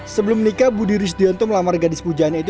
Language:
Indonesian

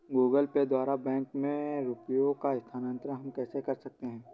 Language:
Hindi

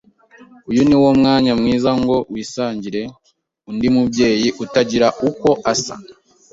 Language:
Kinyarwanda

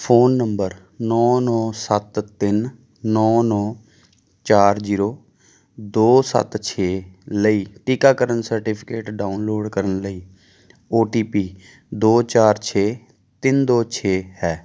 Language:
Punjabi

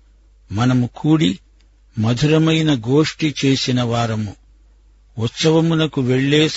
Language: Telugu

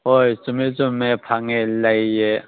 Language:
Manipuri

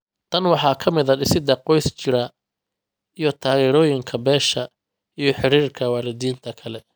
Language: Somali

